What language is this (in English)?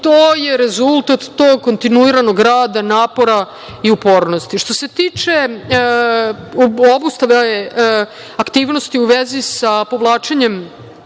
Serbian